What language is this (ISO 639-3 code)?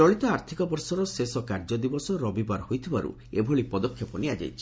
ori